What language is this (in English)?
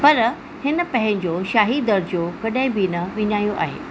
Sindhi